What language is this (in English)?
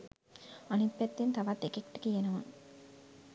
Sinhala